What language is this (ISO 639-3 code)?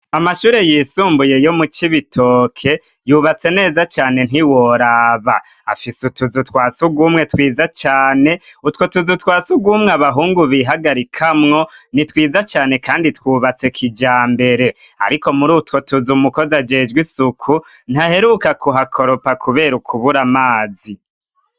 run